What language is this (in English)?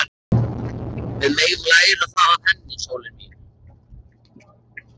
Icelandic